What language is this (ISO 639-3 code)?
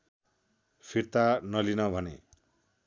nep